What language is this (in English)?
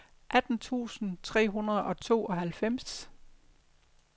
Danish